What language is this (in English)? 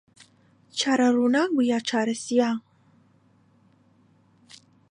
Central Kurdish